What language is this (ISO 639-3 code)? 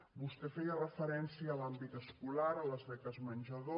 cat